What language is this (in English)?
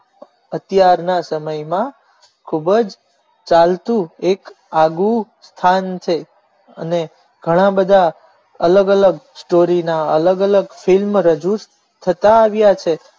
Gujarati